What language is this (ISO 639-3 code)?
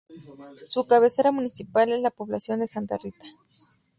spa